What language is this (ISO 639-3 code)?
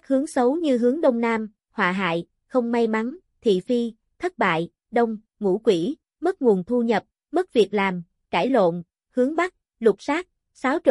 vie